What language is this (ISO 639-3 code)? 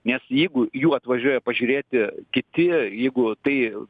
lit